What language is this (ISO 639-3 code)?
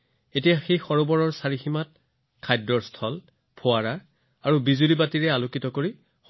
asm